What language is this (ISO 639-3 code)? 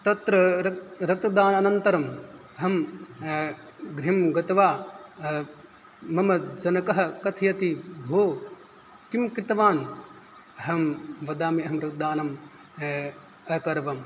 san